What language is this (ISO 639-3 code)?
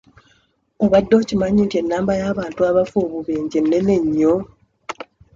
lug